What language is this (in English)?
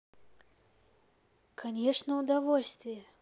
Russian